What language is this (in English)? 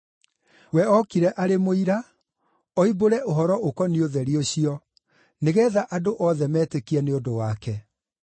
Kikuyu